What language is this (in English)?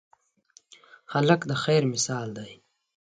Pashto